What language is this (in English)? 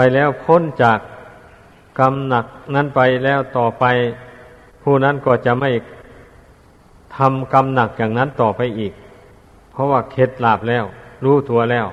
Thai